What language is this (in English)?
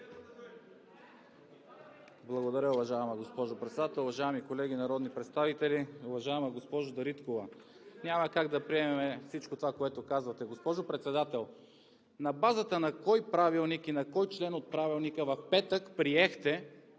Bulgarian